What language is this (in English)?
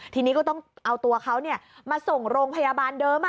Thai